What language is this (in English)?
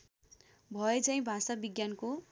Nepali